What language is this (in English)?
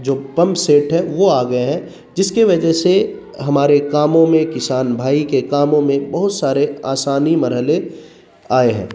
Urdu